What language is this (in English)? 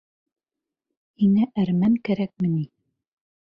Bashkir